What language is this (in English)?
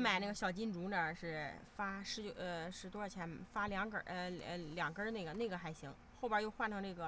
Chinese